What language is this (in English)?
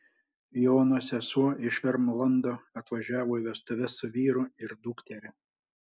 Lithuanian